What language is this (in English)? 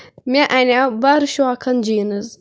Kashmiri